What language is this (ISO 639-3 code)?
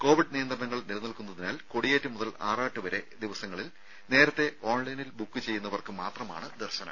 mal